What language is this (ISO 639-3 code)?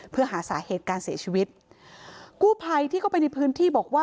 tha